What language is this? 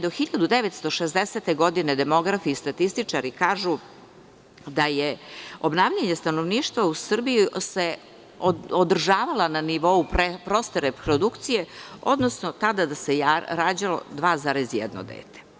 Serbian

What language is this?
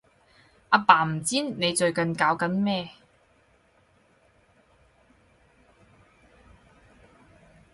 Cantonese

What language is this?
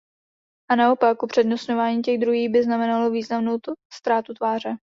Czech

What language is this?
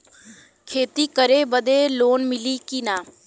Bhojpuri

